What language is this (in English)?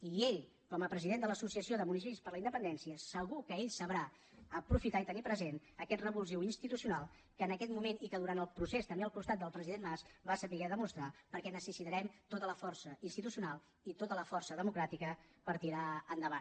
Catalan